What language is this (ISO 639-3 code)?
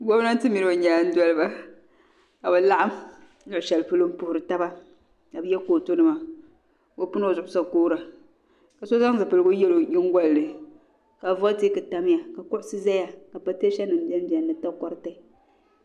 dag